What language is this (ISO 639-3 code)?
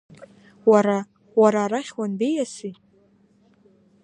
abk